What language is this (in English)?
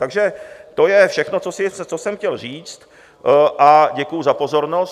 Czech